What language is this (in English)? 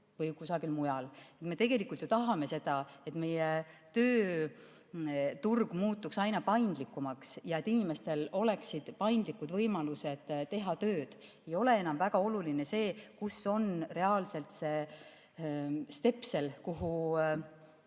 Estonian